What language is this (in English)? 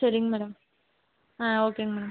Tamil